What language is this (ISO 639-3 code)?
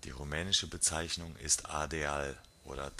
deu